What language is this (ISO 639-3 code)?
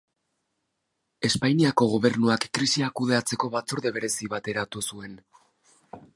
eus